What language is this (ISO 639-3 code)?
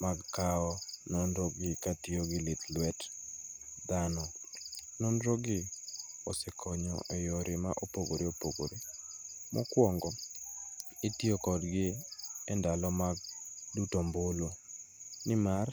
luo